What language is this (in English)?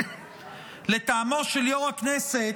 Hebrew